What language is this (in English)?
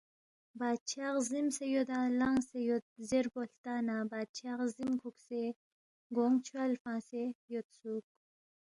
Balti